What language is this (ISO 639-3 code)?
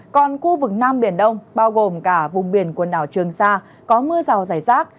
vie